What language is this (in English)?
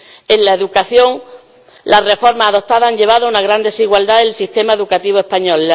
Spanish